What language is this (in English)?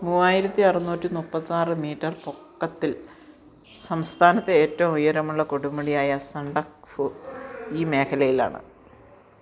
Malayalam